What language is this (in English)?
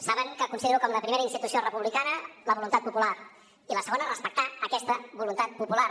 Catalan